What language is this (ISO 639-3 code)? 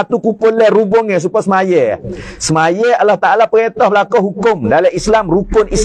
msa